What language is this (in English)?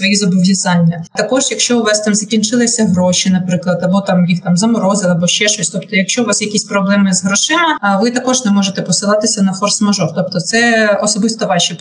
Ukrainian